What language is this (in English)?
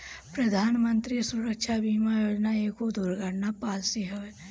Bhojpuri